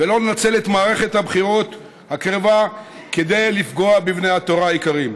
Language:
Hebrew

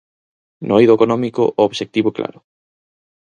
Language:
Galician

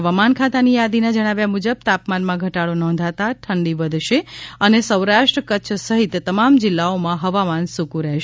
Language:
Gujarati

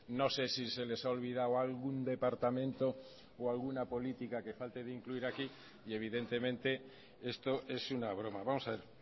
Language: Spanish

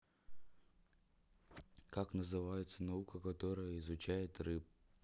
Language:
Russian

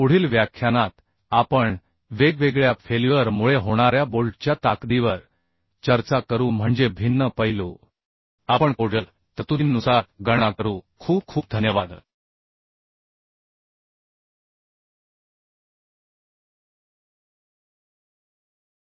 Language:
Marathi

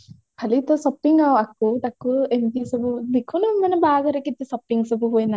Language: Odia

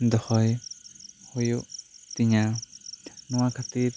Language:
Santali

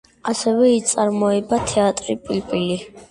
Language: Georgian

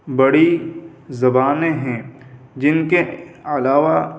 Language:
Urdu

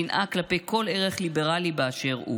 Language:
Hebrew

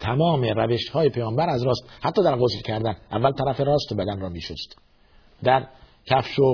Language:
Persian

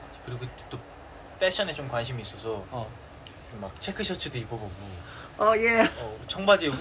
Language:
Korean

